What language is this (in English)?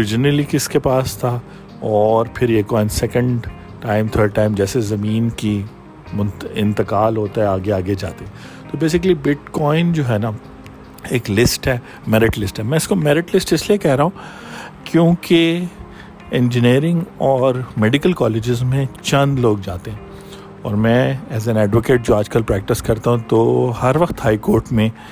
Urdu